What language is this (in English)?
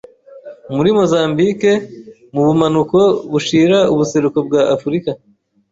Kinyarwanda